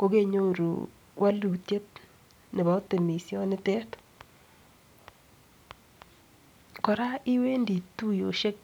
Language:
Kalenjin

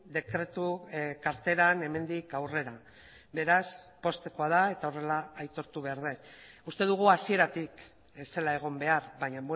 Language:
Basque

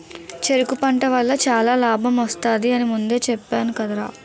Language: Telugu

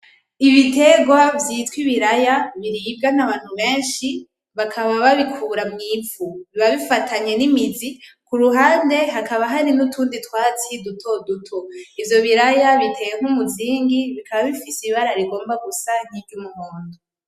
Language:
Rundi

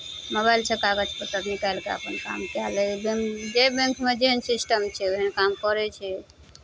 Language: Maithili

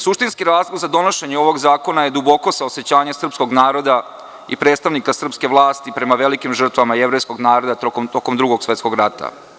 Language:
Serbian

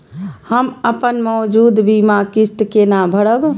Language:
Maithili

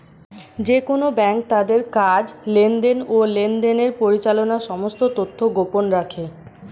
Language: Bangla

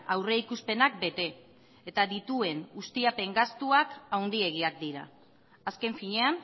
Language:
Basque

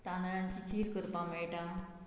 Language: Konkani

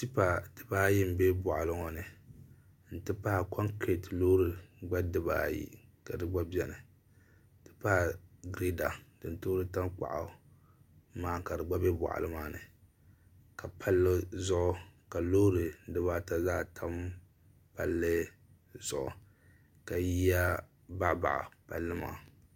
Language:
Dagbani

